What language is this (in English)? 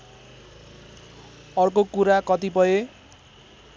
Nepali